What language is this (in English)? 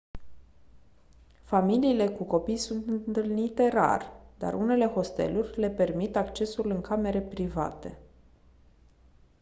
Romanian